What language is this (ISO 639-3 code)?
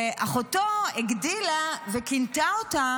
heb